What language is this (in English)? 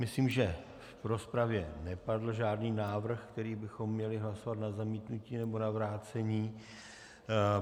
Czech